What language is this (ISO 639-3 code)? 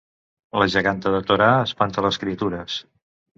cat